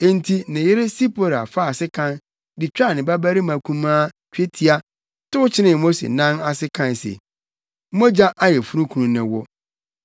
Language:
Akan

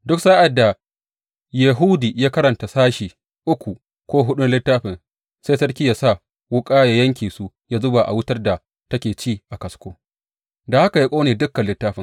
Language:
Hausa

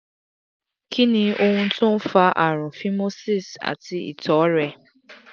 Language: Yoruba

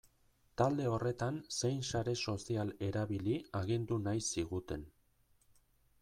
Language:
Basque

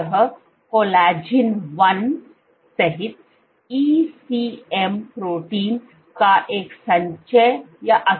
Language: Hindi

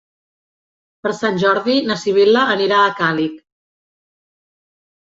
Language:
Catalan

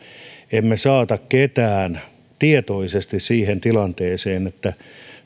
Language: Finnish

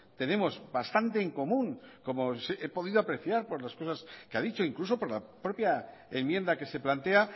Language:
Spanish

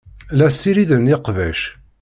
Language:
Kabyle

